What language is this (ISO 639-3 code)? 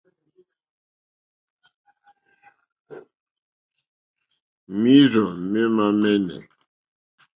bri